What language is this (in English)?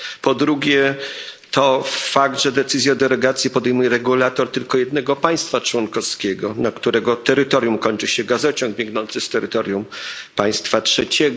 Polish